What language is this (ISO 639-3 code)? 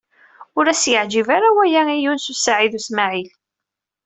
kab